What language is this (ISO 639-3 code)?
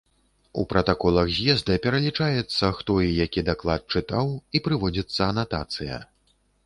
bel